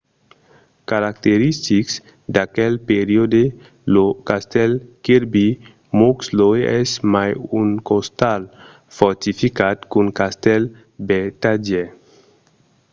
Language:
Occitan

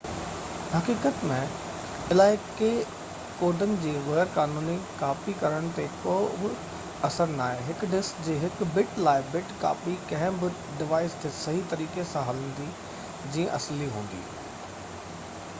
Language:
Sindhi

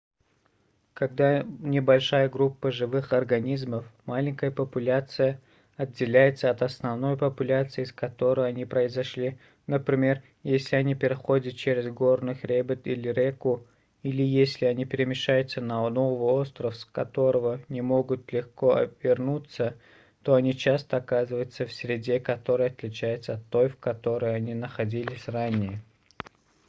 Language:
Russian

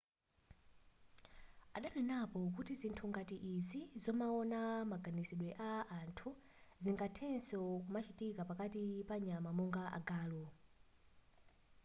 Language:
Nyanja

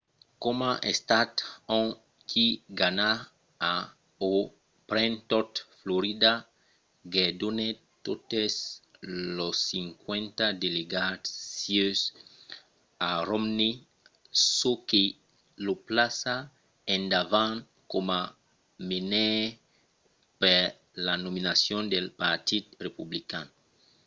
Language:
Occitan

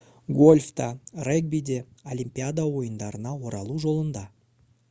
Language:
Kazakh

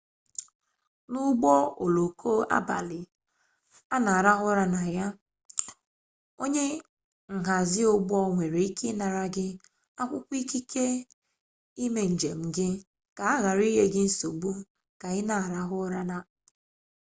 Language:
Igbo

